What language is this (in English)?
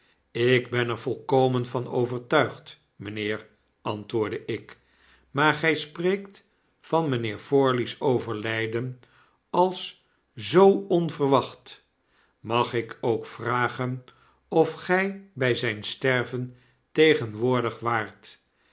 Dutch